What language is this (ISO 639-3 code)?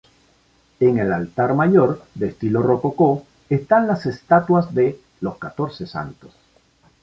spa